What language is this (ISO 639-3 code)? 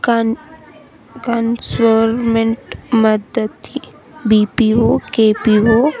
tel